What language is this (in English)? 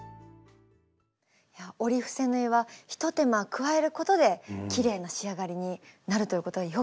Japanese